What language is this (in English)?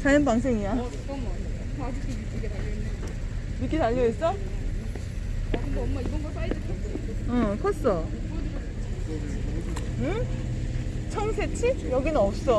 Korean